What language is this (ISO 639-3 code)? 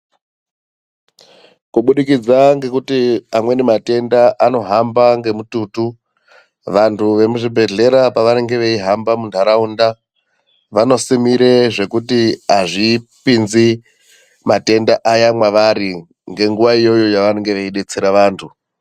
ndc